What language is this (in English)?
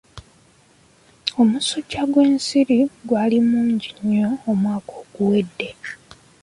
Ganda